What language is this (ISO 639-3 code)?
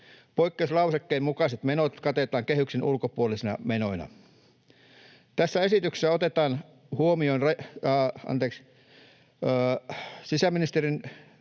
fin